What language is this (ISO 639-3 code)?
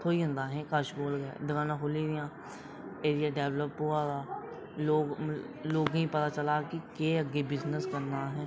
doi